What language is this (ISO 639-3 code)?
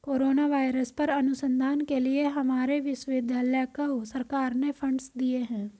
hin